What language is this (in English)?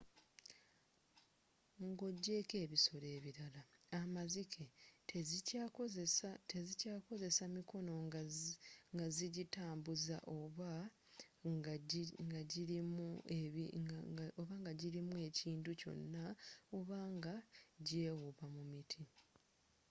Ganda